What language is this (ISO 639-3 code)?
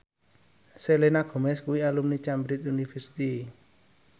jav